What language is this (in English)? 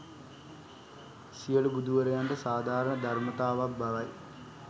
Sinhala